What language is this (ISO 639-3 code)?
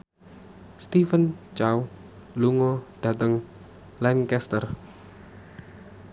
jav